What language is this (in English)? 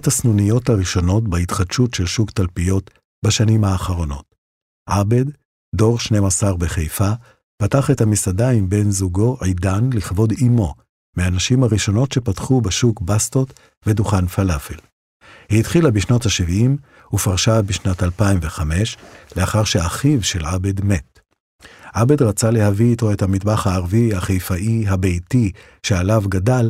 Hebrew